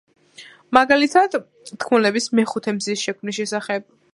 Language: Georgian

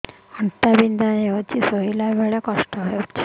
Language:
Odia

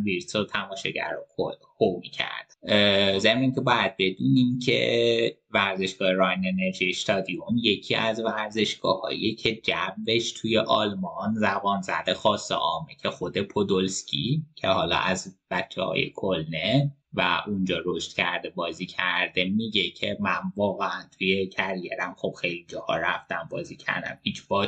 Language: Persian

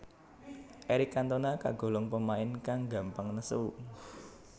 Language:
Javanese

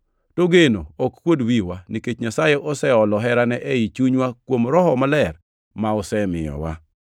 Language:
Luo (Kenya and Tanzania)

